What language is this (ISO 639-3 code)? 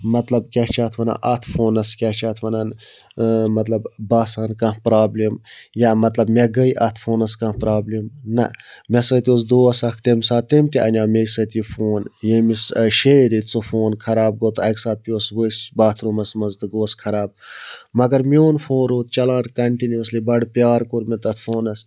kas